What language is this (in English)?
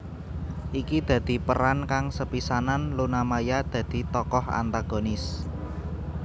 Javanese